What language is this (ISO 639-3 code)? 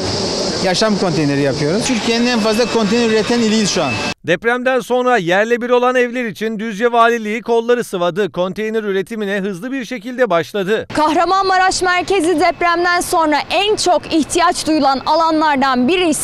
tur